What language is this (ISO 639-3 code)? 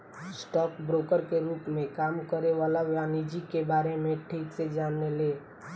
bho